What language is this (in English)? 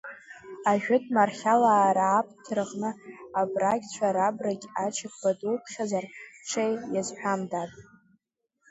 Abkhazian